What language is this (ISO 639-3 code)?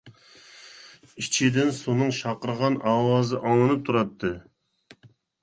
uig